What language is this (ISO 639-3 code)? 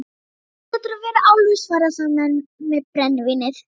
isl